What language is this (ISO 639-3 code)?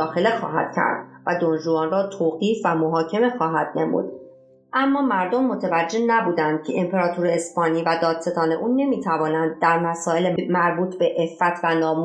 fas